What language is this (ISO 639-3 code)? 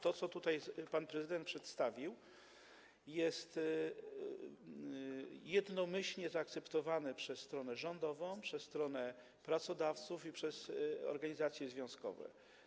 pol